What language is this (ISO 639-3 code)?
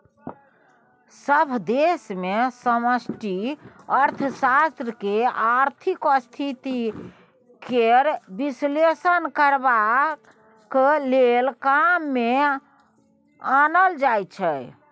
mai